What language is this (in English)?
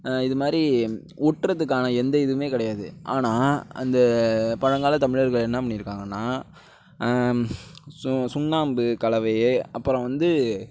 Tamil